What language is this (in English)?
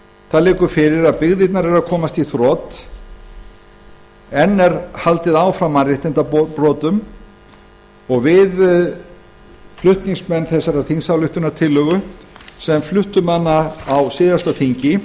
Icelandic